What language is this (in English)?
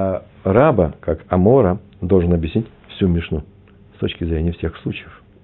Russian